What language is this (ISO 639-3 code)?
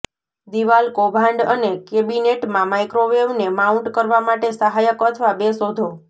guj